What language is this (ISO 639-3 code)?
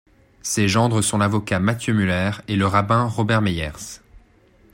fra